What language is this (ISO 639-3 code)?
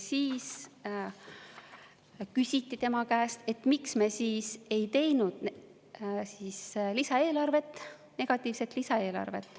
est